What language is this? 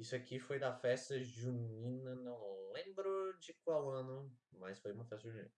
Portuguese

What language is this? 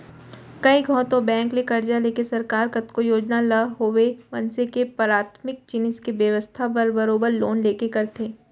Chhattisgarhi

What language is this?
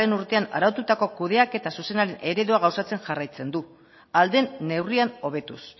Basque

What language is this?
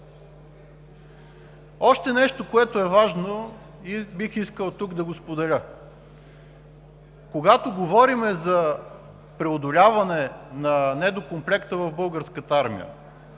Bulgarian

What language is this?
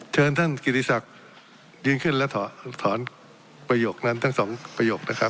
Thai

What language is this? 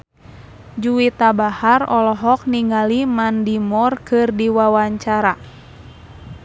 Sundanese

